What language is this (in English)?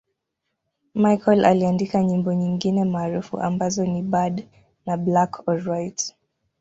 Swahili